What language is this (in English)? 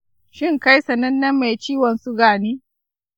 Hausa